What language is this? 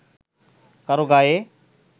Bangla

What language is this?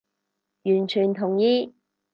Cantonese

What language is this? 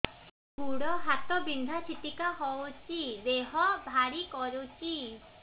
Odia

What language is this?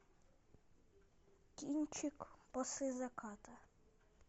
Russian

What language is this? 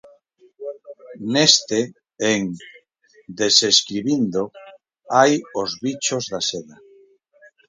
Galician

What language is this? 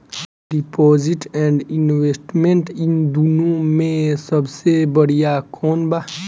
Bhojpuri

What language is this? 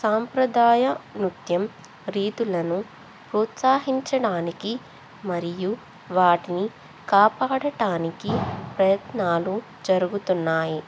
Telugu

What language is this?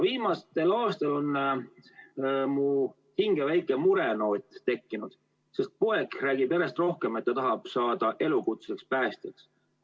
Estonian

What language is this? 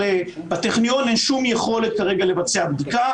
Hebrew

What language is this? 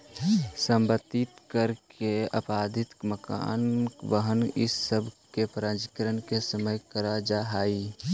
Magahi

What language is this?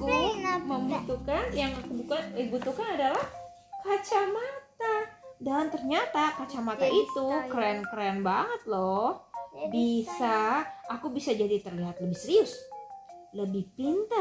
Indonesian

